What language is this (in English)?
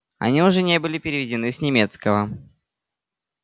Russian